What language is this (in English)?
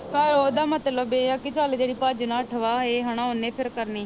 Punjabi